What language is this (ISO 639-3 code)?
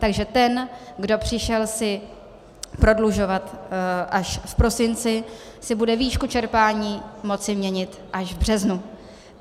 ces